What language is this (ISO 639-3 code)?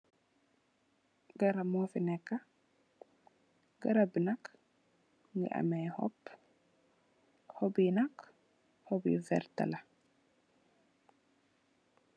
wol